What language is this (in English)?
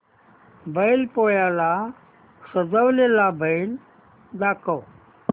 Marathi